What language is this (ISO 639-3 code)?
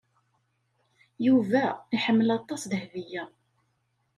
kab